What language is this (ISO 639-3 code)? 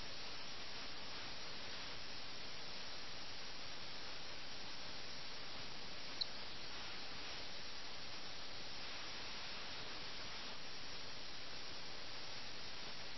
mal